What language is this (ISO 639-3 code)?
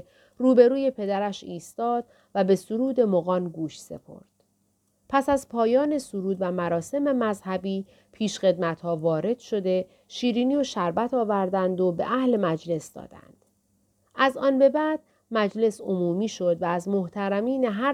fas